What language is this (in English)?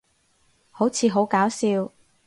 Cantonese